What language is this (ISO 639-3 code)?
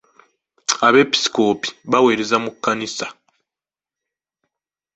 lug